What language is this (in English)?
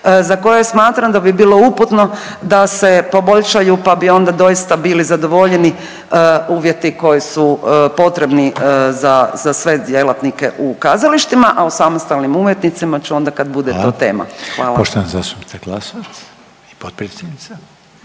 Croatian